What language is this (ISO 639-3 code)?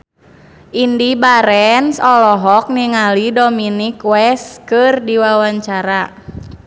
sun